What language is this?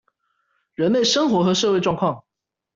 Chinese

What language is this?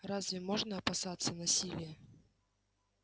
Russian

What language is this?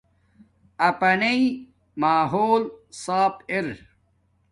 Domaaki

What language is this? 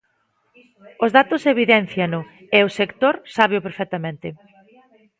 Galician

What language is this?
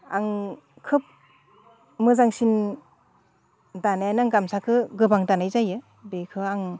Bodo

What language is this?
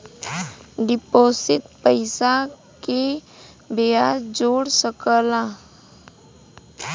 Bhojpuri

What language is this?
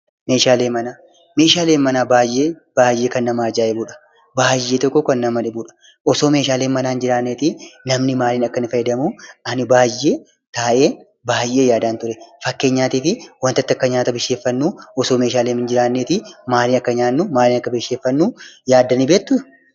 Oromo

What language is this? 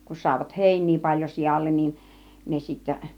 Finnish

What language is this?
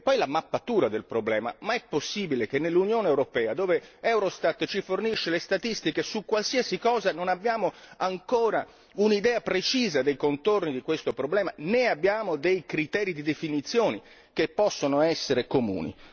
Italian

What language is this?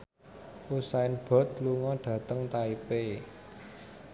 Javanese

